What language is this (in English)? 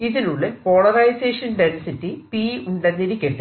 Malayalam